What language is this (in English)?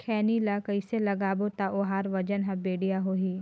Chhattisgarhi